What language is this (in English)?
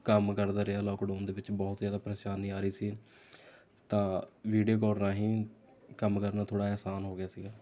Punjabi